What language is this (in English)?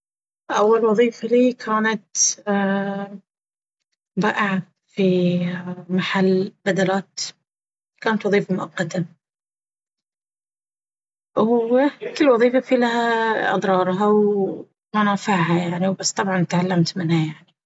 Baharna Arabic